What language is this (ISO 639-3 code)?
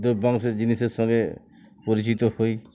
ben